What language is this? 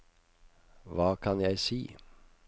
Norwegian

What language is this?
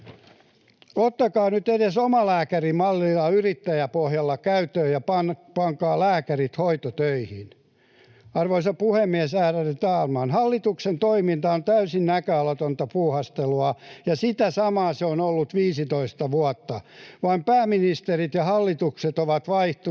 Finnish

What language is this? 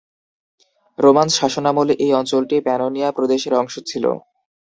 Bangla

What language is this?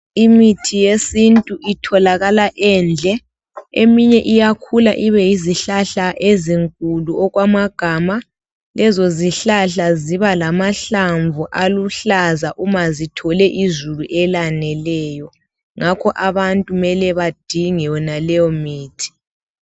North Ndebele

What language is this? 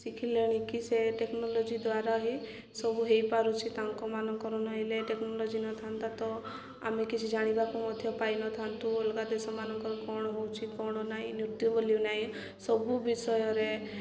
Odia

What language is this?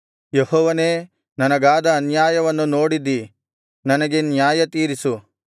Kannada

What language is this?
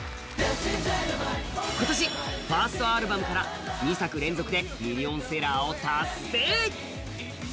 Japanese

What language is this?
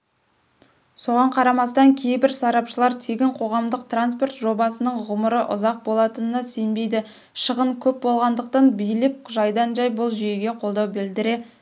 Kazakh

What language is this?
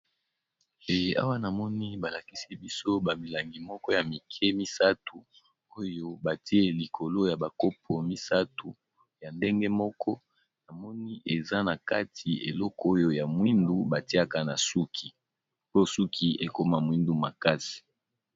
Lingala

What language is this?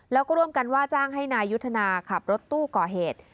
Thai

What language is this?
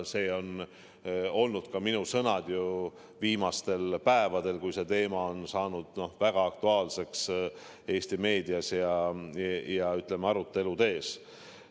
Estonian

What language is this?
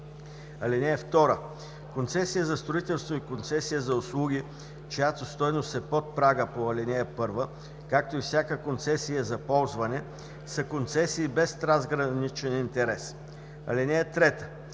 Bulgarian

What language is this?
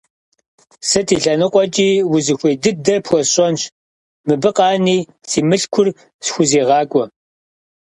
Kabardian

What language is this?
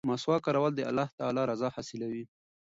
Pashto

